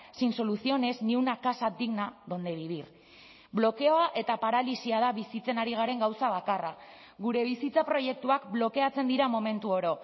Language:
Basque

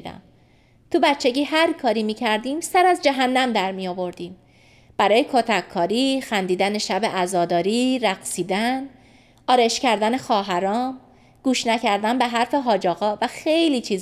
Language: Persian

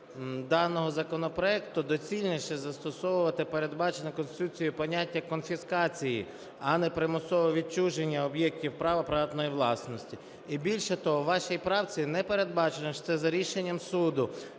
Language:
Ukrainian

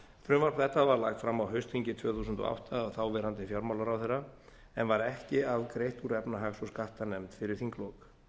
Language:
Icelandic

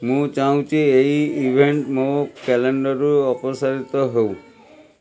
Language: Odia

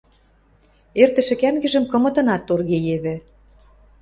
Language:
Western Mari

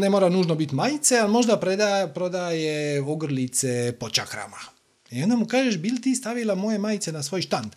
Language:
Croatian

